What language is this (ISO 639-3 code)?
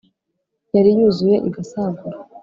kin